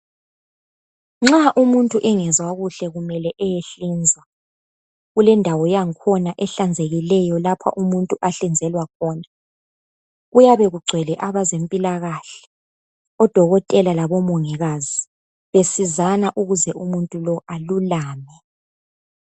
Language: North Ndebele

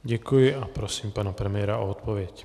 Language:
Czech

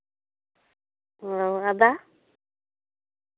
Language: Santali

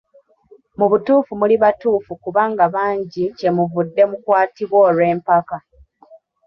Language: Ganda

